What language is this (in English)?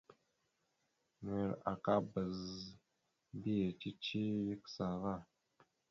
Mada (Cameroon)